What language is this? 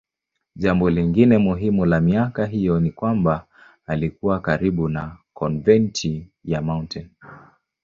Swahili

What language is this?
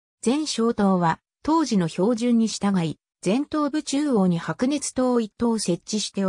Japanese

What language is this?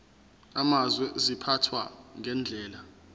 Zulu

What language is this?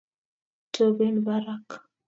Kalenjin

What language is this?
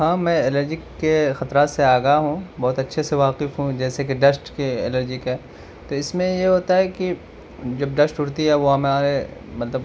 Urdu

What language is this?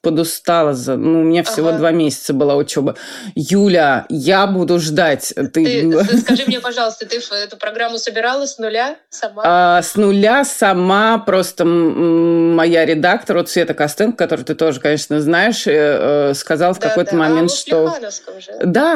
Russian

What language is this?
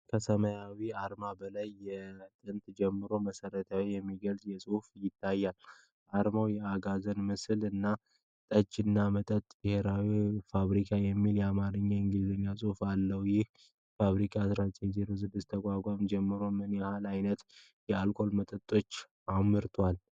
Amharic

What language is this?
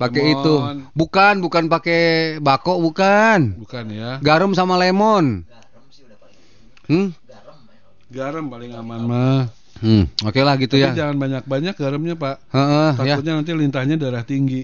Indonesian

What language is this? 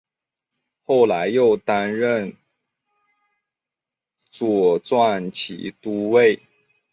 Chinese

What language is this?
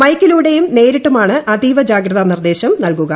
Malayalam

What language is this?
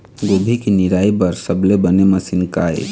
Chhattisgarhi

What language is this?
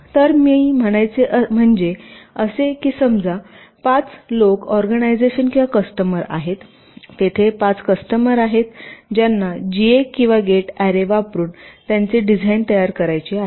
Marathi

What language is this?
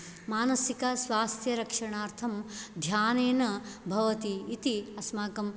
Sanskrit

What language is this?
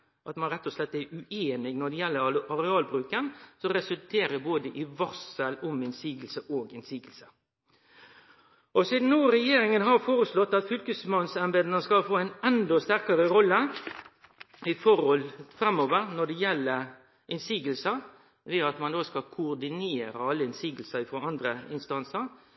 Norwegian Nynorsk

